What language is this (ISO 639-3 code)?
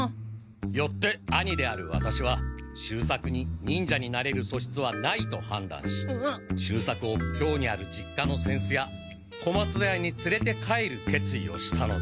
jpn